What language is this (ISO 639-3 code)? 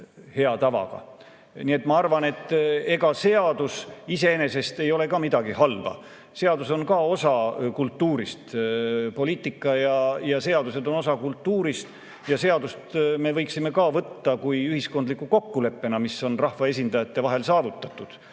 est